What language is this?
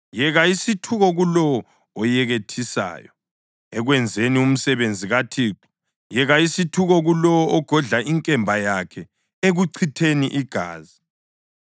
North Ndebele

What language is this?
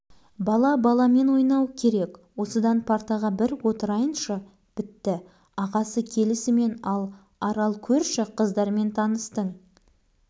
Kazakh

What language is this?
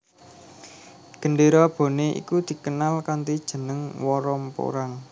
Javanese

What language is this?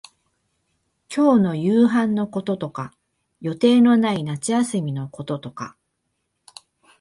Japanese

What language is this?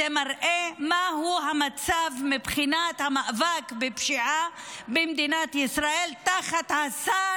Hebrew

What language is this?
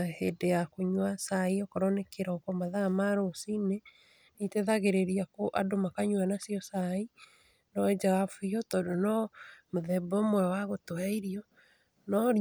Kikuyu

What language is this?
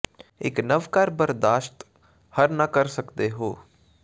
Punjabi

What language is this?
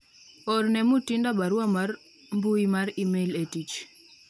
Luo (Kenya and Tanzania)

